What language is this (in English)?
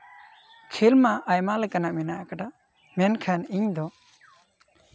Santali